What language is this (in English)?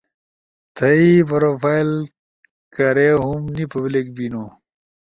Ushojo